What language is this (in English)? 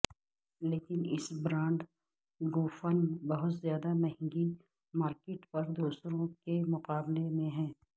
Urdu